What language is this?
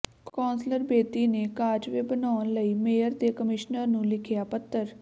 Punjabi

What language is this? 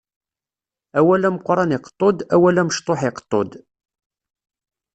Kabyle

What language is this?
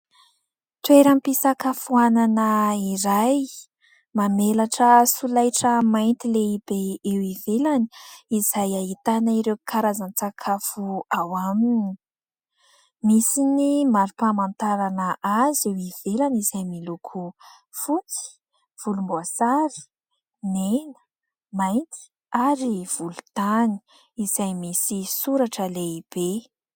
Malagasy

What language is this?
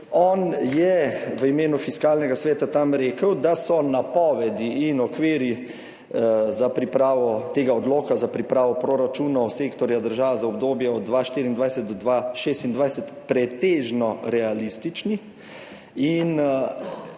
Slovenian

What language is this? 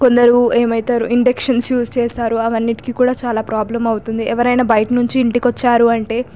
Telugu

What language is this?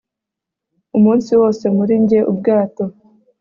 Kinyarwanda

